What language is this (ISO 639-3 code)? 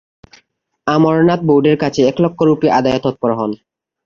ben